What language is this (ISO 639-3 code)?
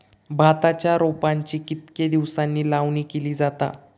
mar